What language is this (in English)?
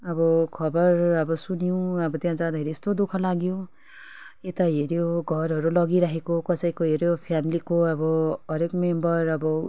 Nepali